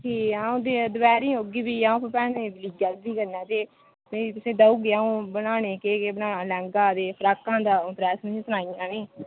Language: Dogri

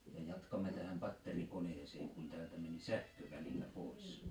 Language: Finnish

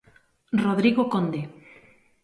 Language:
Galician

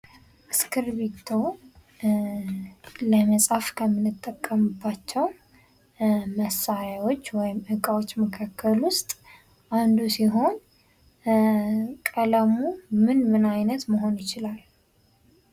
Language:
Amharic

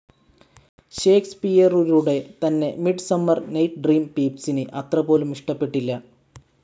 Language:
Malayalam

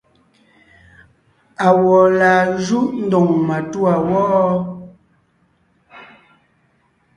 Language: Ngiemboon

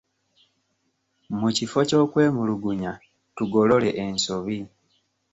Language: Ganda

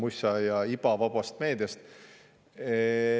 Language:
Estonian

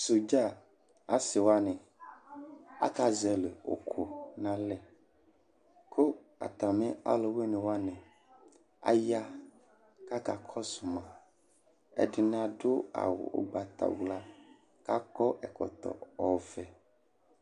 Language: Ikposo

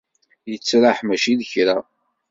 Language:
Kabyle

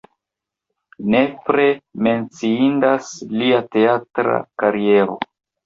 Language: Esperanto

